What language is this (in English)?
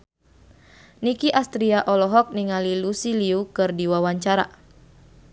Sundanese